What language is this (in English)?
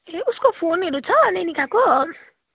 Nepali